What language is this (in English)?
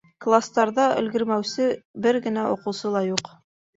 Bashkir